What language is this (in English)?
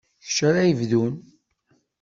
Kabyle